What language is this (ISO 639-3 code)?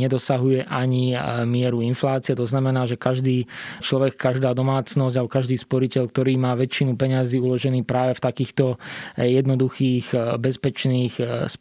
slk